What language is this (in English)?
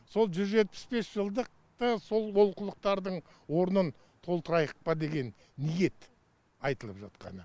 Kazakh